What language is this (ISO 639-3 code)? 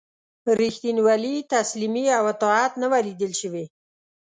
pus